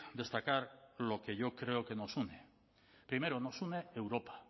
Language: Spanish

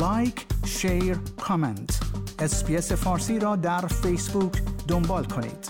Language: Persian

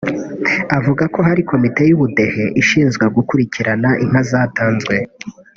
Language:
Kinyarwanda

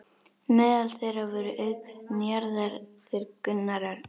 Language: Icelandic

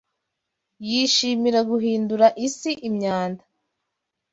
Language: Kinyarwanda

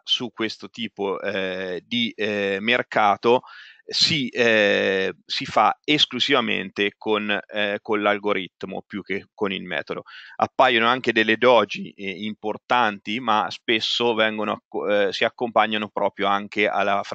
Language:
Italian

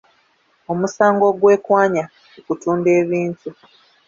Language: Ganda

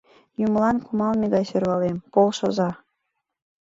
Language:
Mari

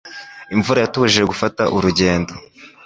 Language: Kinyarwanda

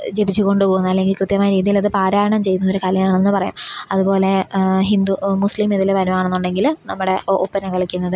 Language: Malayalam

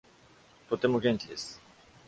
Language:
Japanese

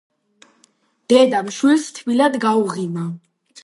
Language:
Georgian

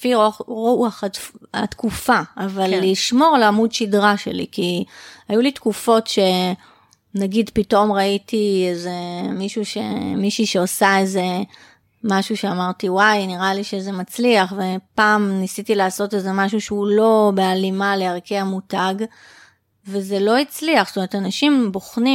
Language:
Hebrew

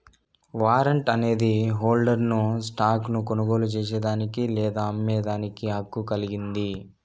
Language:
Telugu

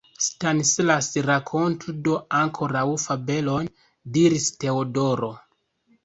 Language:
Esperanto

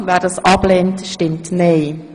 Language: Swiss German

